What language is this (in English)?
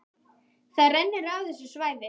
Icelandic